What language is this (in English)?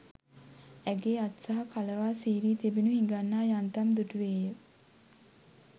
Sinhala